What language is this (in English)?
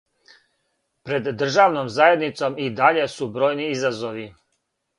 Serbian